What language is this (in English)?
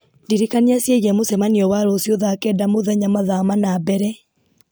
Kikuyu